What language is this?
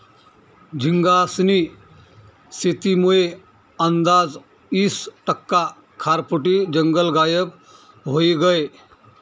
Marathi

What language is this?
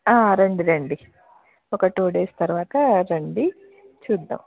Telugu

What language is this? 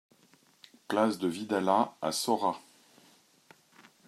French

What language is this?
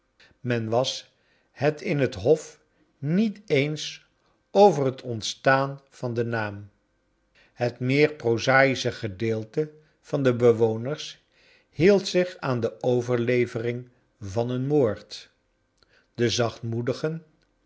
Dutch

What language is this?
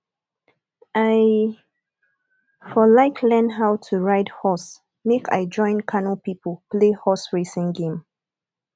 Nigerian Pidgin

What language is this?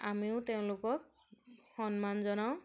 Assamese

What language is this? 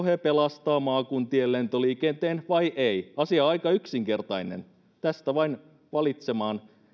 Finnish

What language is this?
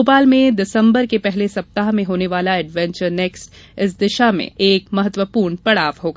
Hindi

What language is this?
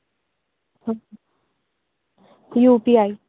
Urdu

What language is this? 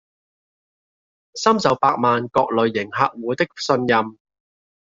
Cantonese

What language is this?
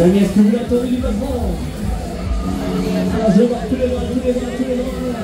French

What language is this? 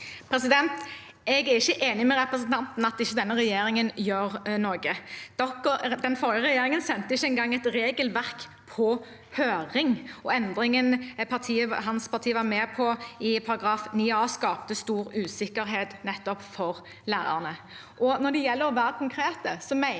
Norwegian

